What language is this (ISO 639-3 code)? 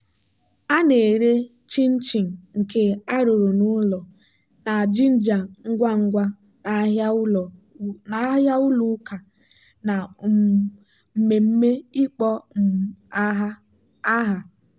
ibo